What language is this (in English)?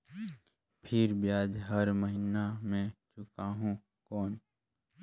Chhattisgarhi